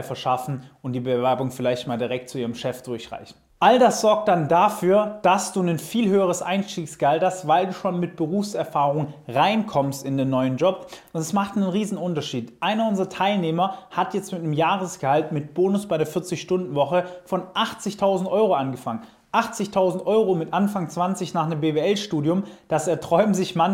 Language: German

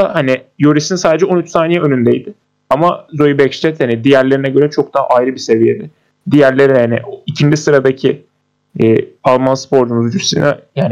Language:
Turkish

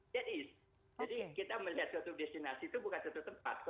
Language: Indonesian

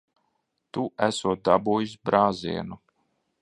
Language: Latvian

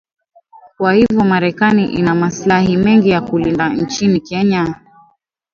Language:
Swahili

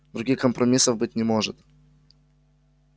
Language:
Russian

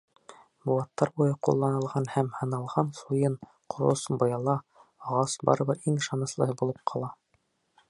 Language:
Bashkir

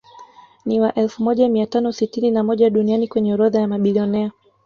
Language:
Swahili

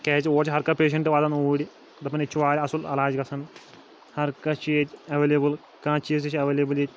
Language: Kashmiri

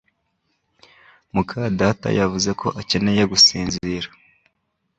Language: Kinyarwanda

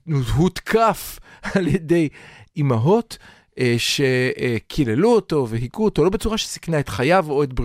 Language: Hebrew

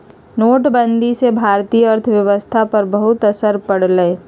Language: Magahi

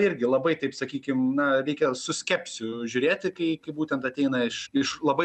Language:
Lithuanian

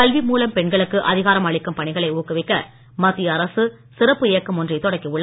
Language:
Tamil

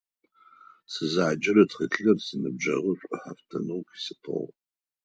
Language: Adyghe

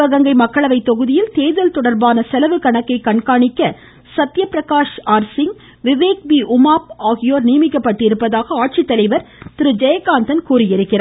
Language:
Tamil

